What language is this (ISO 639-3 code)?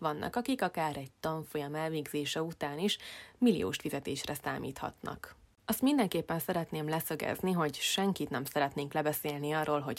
hun